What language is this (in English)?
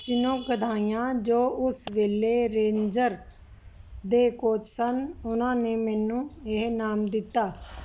Punjabi